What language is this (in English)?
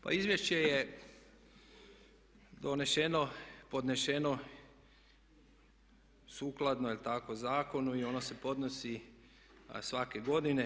Croatian